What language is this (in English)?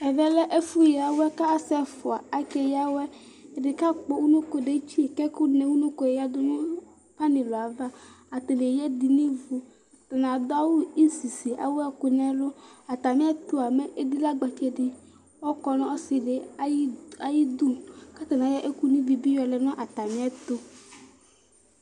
Ikposo